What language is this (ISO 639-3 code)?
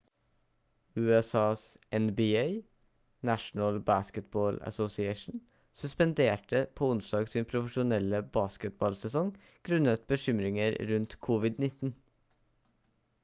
nob